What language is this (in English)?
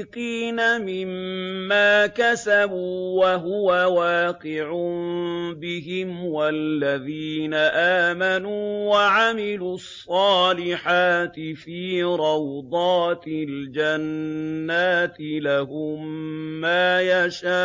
Arabic